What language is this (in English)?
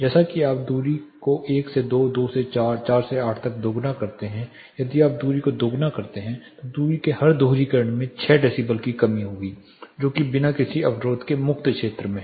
Hindi